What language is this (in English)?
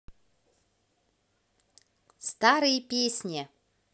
Russian